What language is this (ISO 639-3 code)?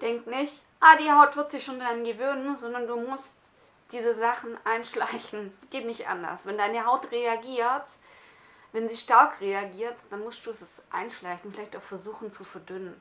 deu